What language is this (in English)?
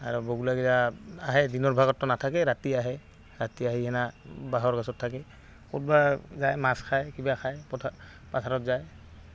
Assamese